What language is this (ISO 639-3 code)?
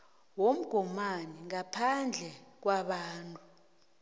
nbl